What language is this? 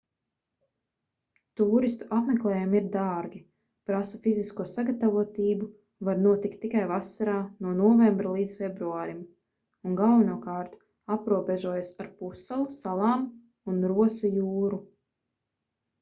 Latvian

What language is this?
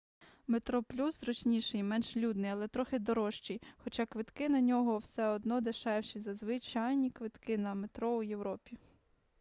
Ukrainian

